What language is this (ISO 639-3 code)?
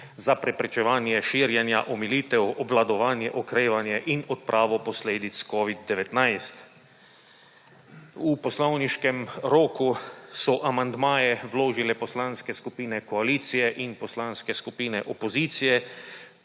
slv